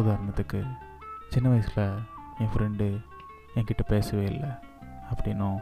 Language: Tamil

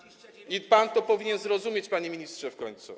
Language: Polish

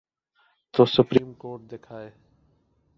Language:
Urdu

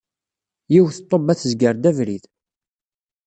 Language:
Kabyle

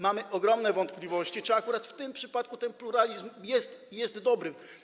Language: Polish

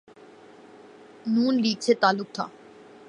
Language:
Urdu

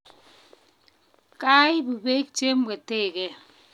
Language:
Kalenjin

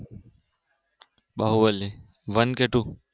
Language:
Gujarati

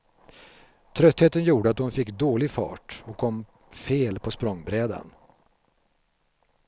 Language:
Swedish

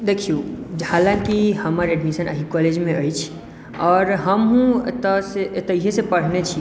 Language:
Maithili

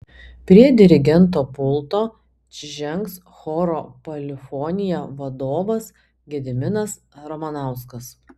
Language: Lithuanian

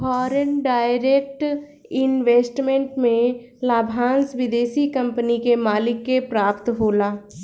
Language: Bhojpuri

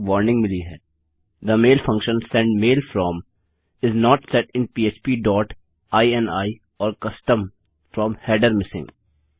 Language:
Hindi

